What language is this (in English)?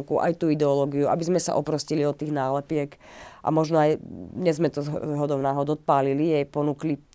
Slovak